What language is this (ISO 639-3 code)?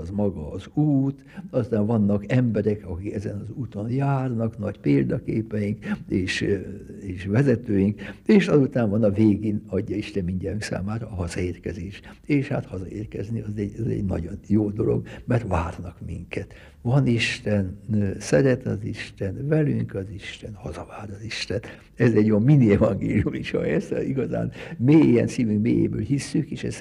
hun